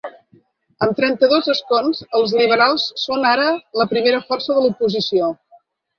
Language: Catalan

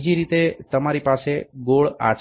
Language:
Gujarati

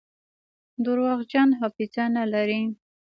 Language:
Pashto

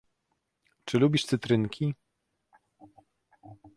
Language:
Polish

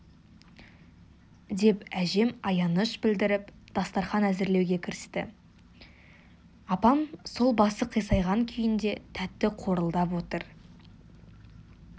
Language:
Kazakh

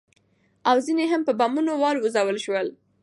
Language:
Pashto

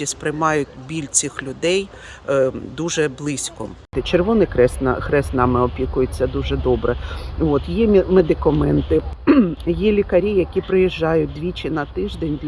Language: Ukrainian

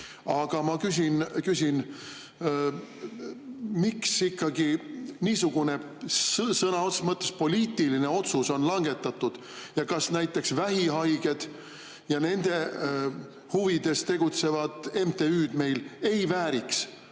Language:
Estonian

